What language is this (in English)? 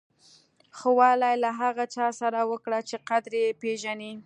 Pashto